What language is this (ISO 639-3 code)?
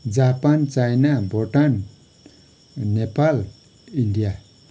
nep